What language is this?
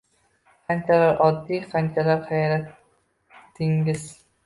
Uzbek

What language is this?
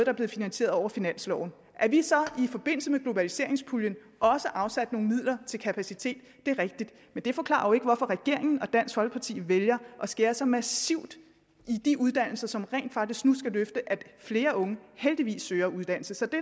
Danish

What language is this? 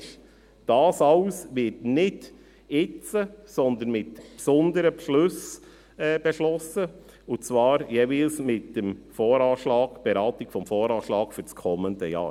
Swiss German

